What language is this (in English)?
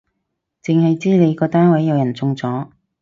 Cantonese